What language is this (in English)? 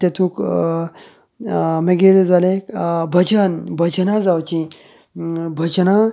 Konkani